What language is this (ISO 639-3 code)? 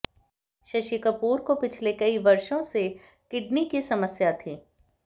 hin